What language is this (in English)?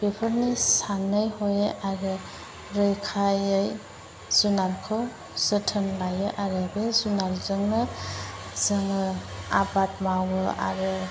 Bodo